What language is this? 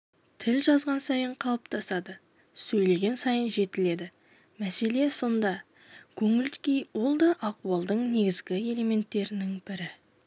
Kazakh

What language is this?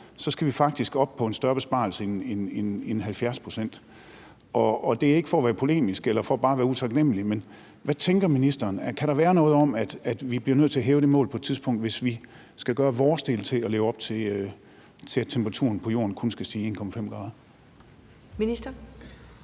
Danish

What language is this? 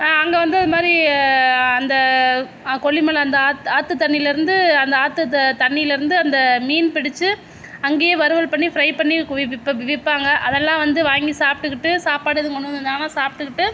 Tamil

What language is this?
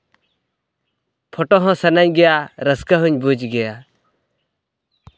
Santali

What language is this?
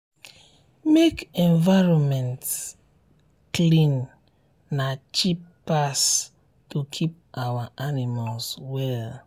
Nigerian Pidgin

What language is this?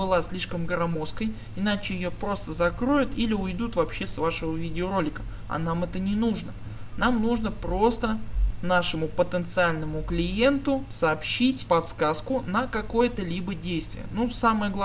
Russian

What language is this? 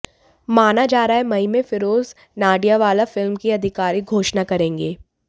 Hindi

